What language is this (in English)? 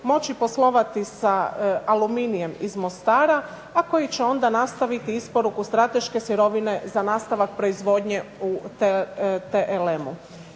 Croatian